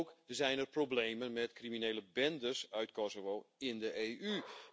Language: Dutch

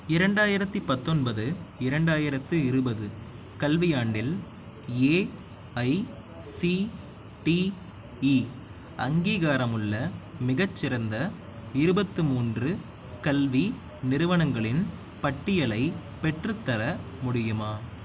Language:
Tamil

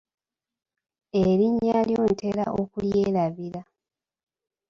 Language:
Ganda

